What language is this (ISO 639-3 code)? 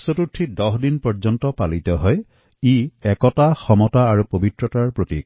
asm